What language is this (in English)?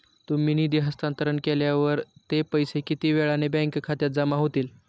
Marathi